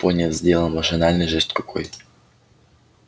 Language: Russian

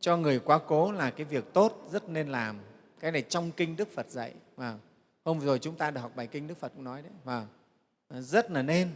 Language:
Vietnamese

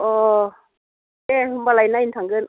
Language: Bodo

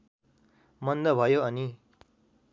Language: Nepali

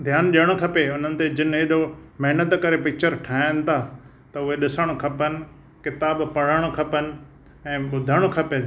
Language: Sindhi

